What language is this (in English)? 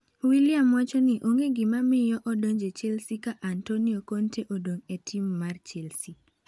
Luo (Kenya and Tanzania)